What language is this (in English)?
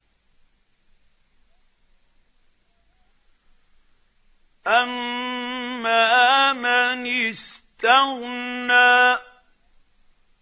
Arabic